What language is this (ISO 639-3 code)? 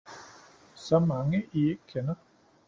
dan